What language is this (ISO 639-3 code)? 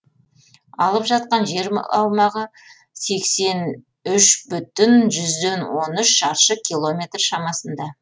kaz